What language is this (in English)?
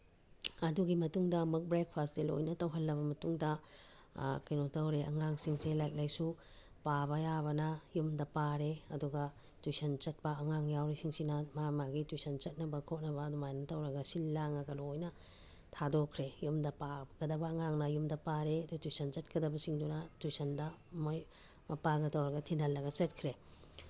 Manipuri